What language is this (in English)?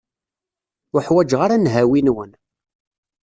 Kabyle